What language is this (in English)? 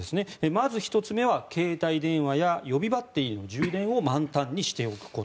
Japanese